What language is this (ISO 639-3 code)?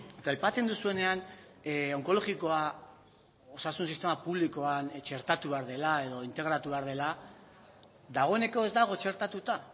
eus